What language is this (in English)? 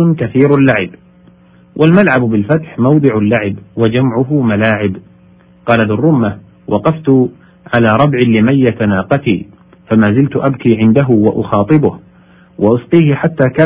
Arabic